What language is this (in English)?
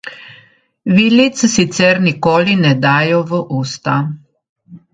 Slovenian